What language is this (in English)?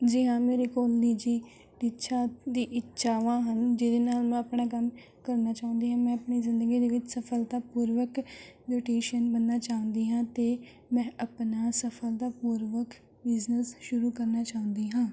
Punjabi